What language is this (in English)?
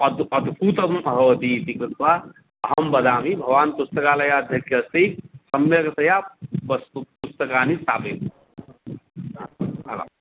Sanskrit